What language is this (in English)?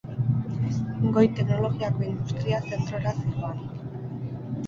Basque